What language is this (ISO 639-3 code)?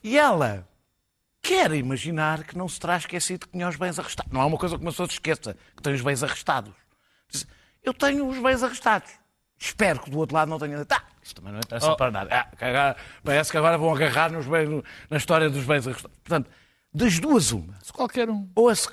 por